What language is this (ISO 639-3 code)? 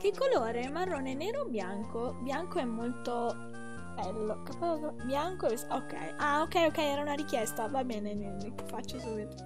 ita